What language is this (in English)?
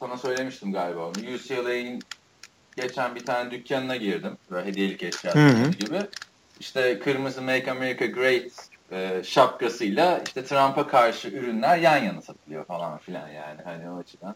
Turkish